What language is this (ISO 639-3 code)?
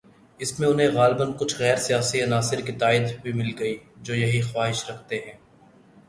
urd